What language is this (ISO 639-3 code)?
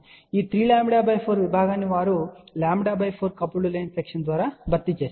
tel